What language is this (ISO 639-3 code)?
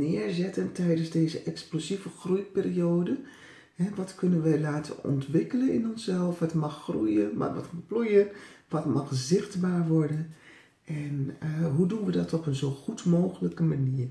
nld